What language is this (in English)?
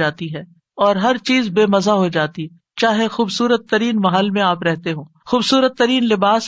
Urdu